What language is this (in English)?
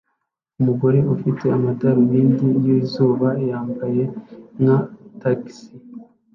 Kinyarwanda